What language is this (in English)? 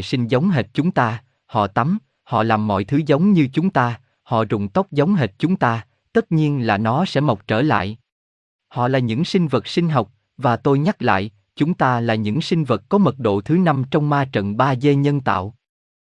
Vietnamese